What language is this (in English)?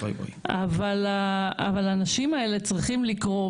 Hebrew